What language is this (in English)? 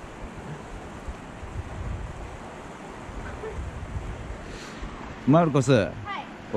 Japanese